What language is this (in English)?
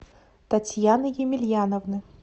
Russian